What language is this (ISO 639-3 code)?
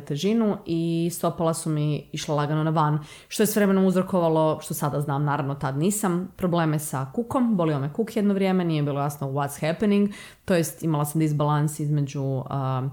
hrv